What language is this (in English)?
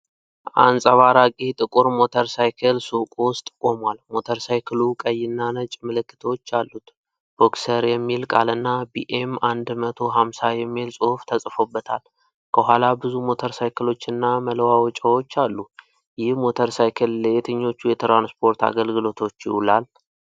Amharic